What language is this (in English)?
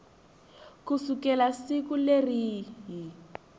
Tsonga